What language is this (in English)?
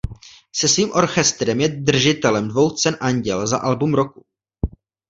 Czech